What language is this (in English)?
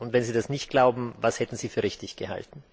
German